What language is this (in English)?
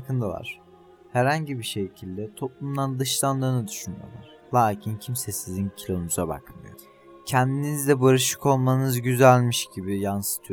Turkish